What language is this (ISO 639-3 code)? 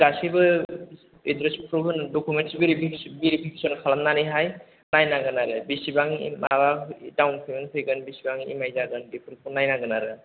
brx